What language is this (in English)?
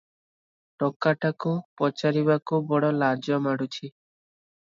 Odia